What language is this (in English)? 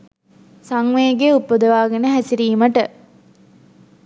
Sinhala